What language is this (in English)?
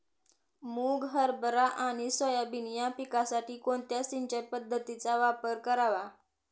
Marathi